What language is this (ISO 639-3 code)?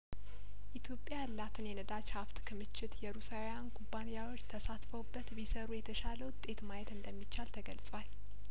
amh